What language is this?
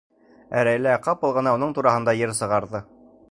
Bashkir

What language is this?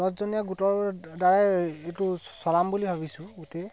Assamese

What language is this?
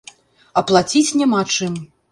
Belarusian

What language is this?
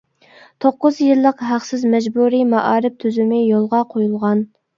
Uyghur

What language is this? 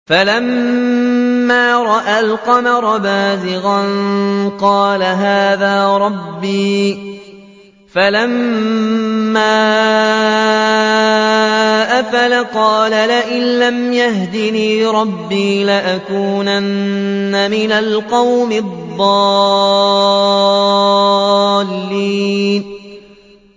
Arabic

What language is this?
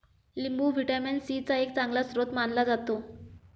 Marathi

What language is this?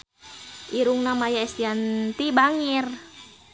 Sundanese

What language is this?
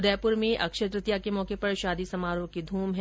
Hindi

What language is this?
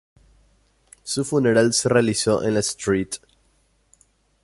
Spanish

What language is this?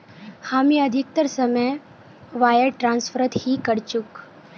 Magahi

